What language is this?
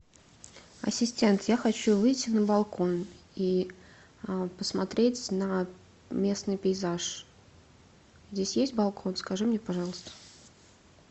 Russian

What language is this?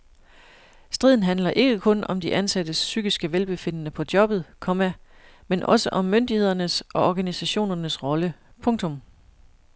Danish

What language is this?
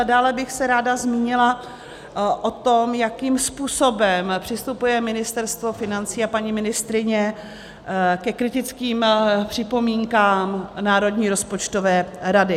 Czech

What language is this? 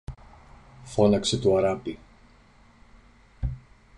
Greek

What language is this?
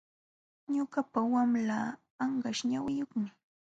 Jauja Wanca Quechua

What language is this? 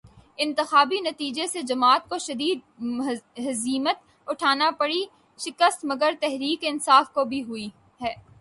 Urdu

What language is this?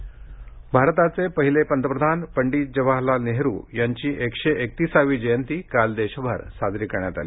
Marathi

